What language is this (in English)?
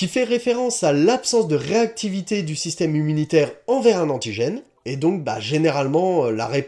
French